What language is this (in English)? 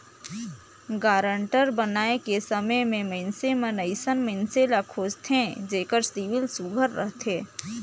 Chhattisgarhi